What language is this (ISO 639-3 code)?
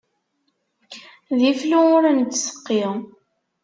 kab